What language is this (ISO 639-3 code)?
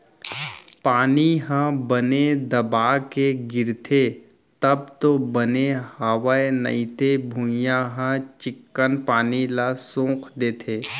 hne